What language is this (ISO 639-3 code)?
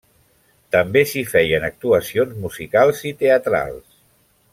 cat